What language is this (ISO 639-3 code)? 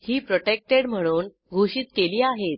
mar